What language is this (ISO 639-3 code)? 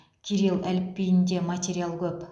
kaz